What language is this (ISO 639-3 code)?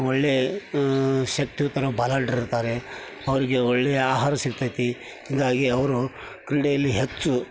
kan